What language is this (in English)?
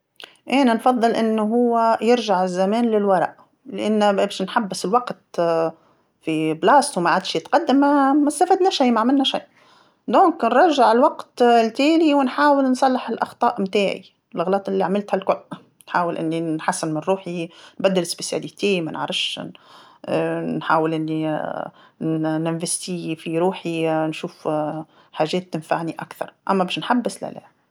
Tunisian Arabic